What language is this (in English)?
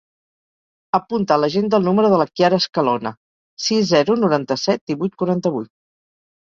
Catalan